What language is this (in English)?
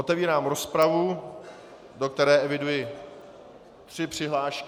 Czech